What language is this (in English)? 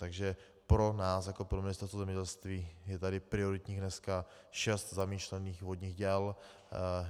Czech